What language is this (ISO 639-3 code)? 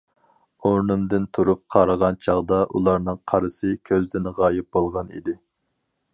uig